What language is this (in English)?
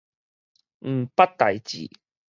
Min Nan Chinese